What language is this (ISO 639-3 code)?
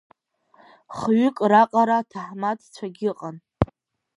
abk